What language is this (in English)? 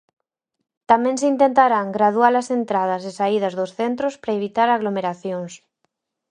Galician